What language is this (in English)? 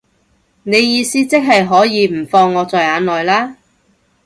Cantonese